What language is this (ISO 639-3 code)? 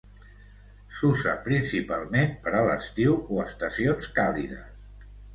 cat